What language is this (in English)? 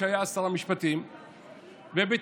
Hebrew